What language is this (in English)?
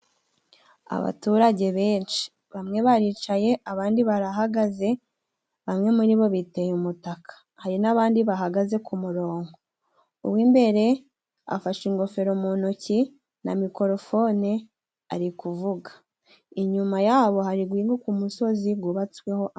Kinyarwanda